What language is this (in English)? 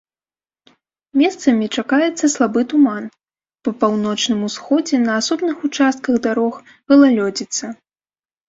Belarusian